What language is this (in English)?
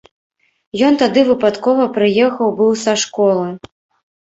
Belarusian